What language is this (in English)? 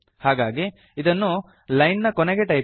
Kannada